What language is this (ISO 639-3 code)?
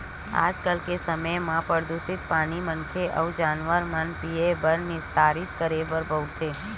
hne